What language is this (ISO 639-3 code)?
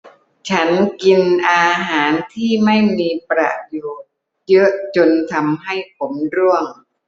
tha